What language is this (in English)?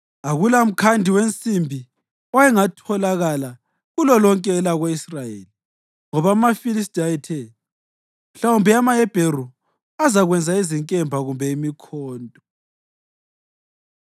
North Ndebele